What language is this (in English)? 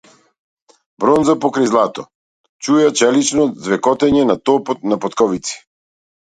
Macedonian